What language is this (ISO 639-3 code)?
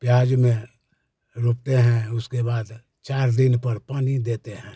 hin